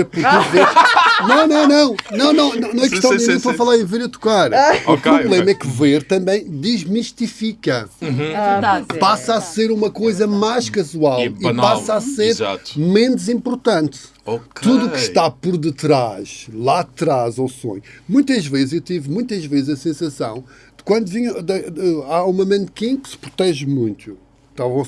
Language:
Portuguese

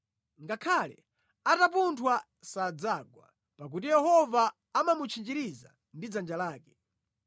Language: Nyanja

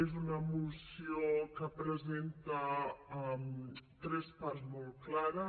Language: Catalan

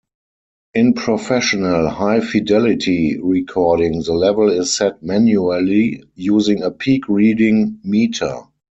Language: English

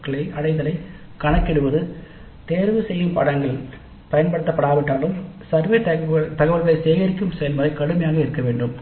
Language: Tamil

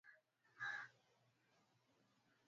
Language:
Swahili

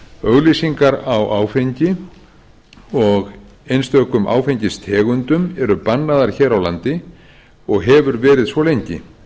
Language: Icelandic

